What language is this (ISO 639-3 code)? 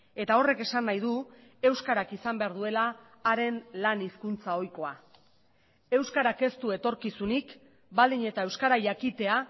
eus